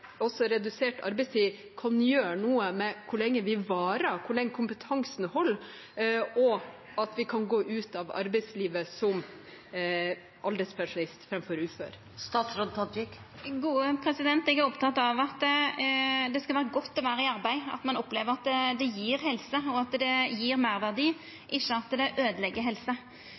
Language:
Norwegian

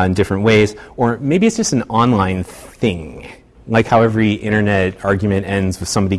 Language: English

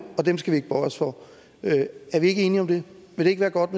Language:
Danish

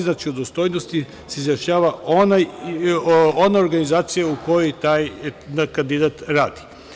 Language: Serbian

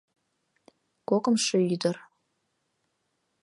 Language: Mari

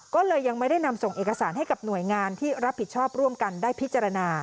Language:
Thai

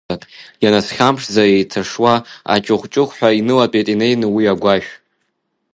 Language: Abkhazian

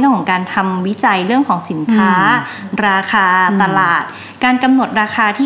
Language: Thai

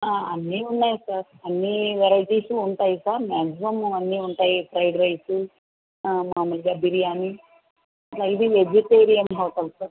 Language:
Telugu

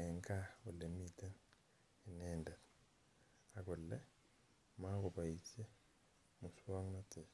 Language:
Kalenjin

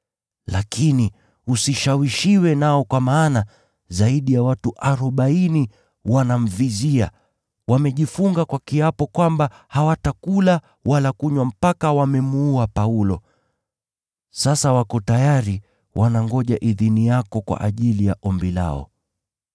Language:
Swahili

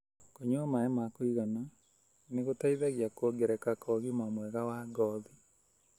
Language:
Kikuyu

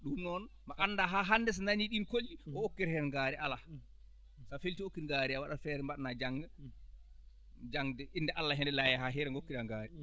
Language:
Fula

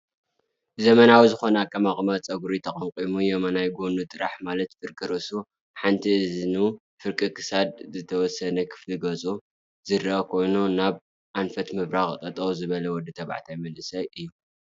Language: Tigrinya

